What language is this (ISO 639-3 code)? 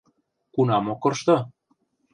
chm